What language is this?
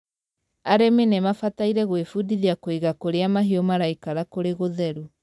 Kikuyu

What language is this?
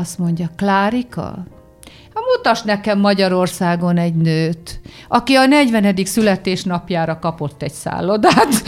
Hungarian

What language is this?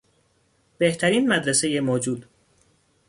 Persian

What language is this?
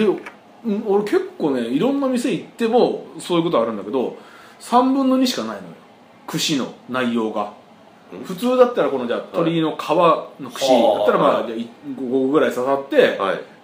Japanese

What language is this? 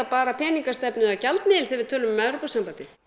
Icelandic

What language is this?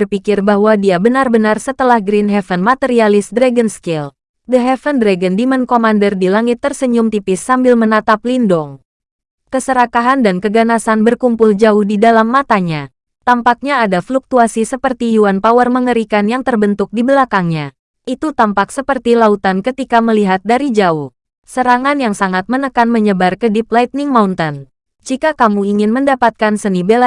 Indonesian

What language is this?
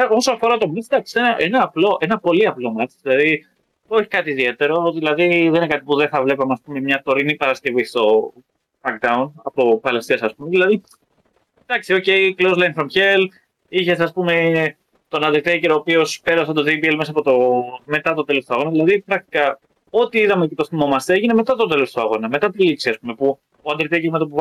Greek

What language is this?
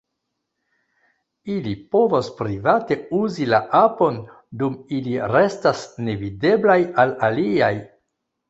Esperanto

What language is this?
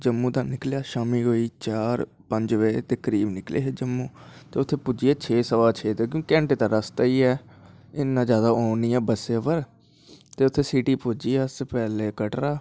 Dogri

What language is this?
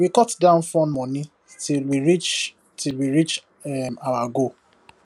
Nigerian Pidgin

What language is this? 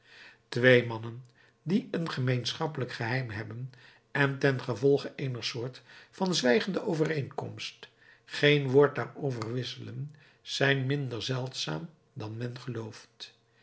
Dutch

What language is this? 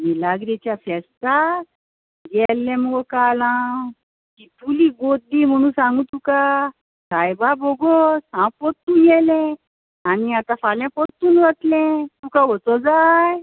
Konkani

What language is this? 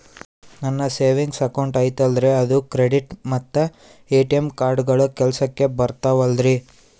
Kannada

